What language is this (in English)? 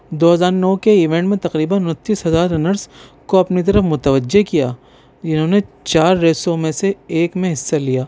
Urdu